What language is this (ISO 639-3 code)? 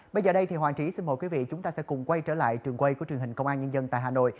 vie